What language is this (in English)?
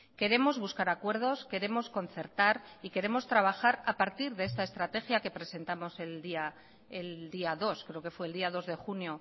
Spanish